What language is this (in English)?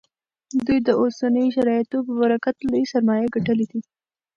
Pashto